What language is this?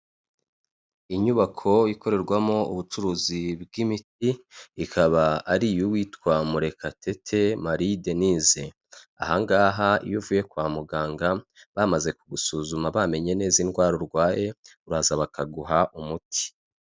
Kinyarwanda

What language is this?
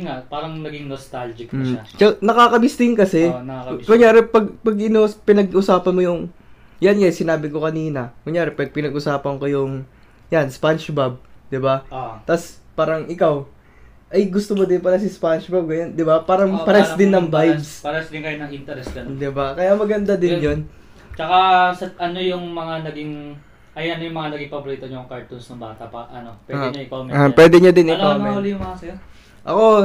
Filipino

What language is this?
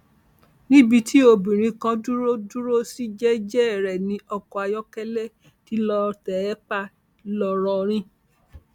Yoruba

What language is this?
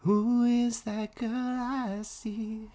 English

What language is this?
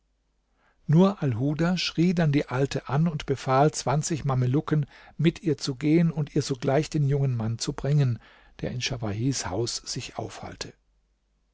German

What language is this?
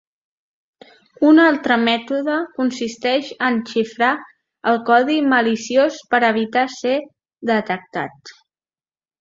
Catalan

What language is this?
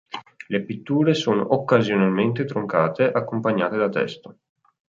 Italian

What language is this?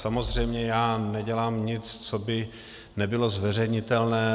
Czech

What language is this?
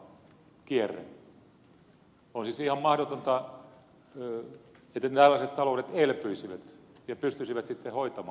Finnish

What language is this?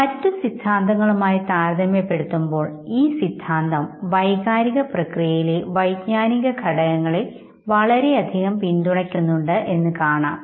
Malayalam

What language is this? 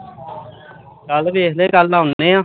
Punjabi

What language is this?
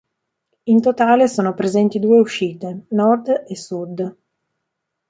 Italian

